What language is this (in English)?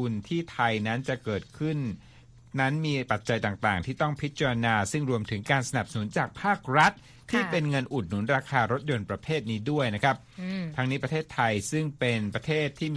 Thai